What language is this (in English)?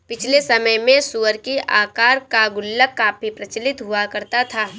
Hindi